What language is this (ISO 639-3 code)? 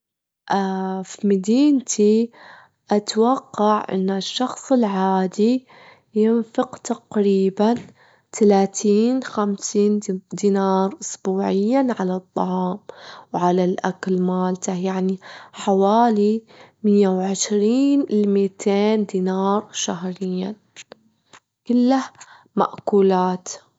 afb